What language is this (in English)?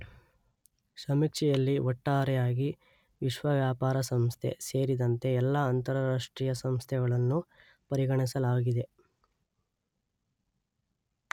Kannada